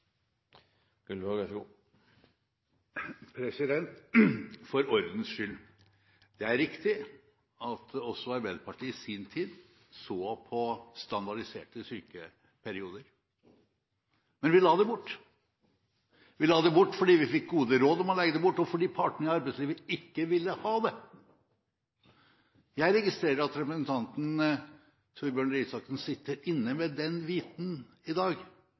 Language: Norwegian Bokmål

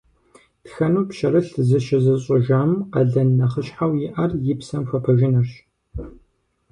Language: Kabardian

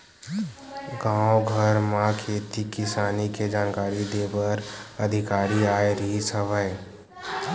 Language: Chhattisgarhi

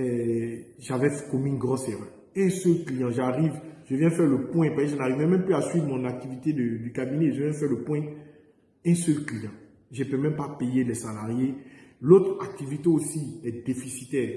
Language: French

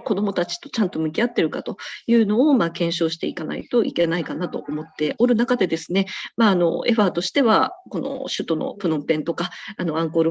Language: Japanese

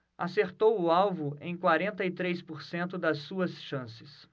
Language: Portuguese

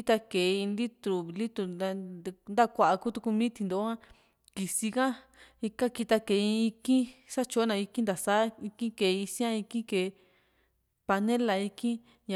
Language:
Juxtlahuaca Mixtec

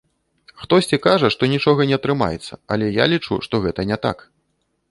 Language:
Belarusian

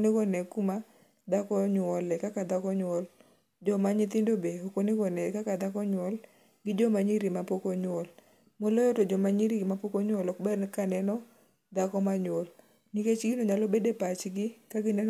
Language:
Luo (Kenya and Tanzania)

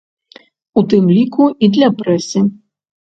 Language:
Belarusian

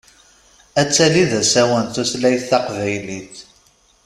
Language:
Kabyle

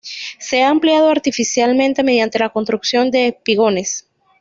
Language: Spanish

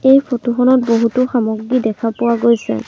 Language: Assamese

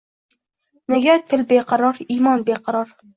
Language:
Uzbek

